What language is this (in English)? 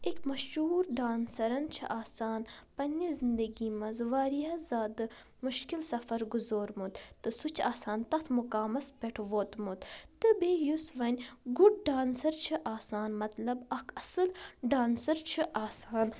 Kashmiri